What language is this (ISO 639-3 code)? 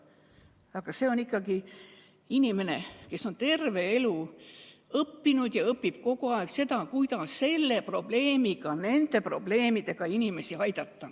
est